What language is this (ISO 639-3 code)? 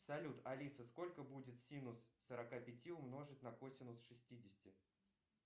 rus